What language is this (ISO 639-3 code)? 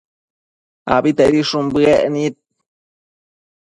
mcf